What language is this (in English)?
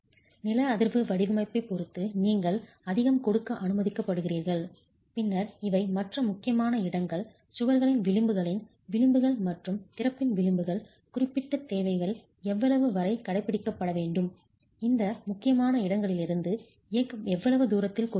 Tamil